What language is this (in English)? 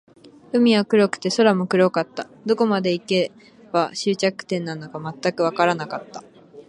Japanese